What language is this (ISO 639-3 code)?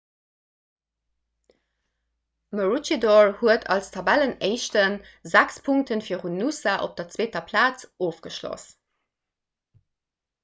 ltz